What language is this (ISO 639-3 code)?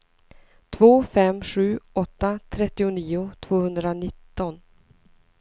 swe